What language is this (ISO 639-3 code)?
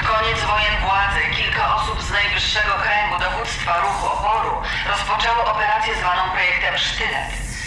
pol